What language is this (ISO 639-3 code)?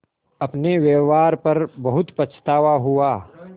hin